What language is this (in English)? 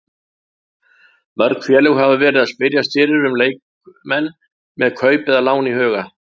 Icelandic